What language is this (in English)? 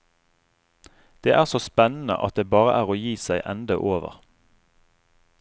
Norwegian